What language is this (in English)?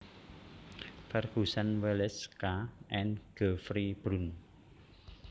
Javanese